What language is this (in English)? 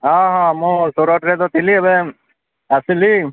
Odia